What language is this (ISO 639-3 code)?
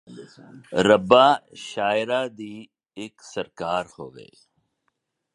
pan